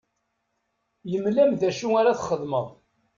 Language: Kabyle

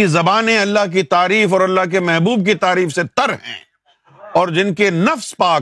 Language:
Urdu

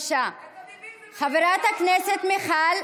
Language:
Hebrew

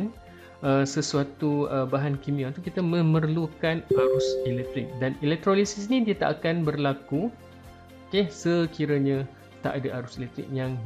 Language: Malay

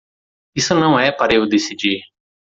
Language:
Portuguese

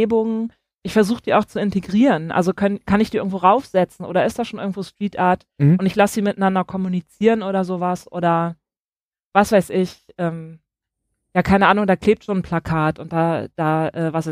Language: German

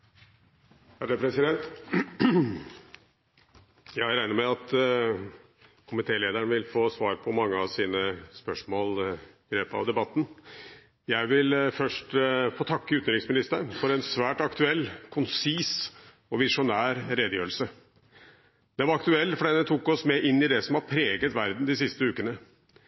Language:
Norwegian Bokmål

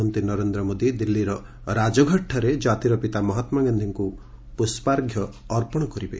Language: Odia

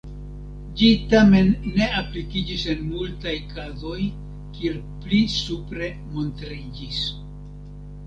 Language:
Esperanto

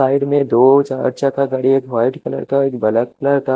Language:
Hindi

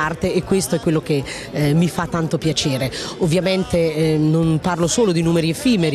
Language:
Italian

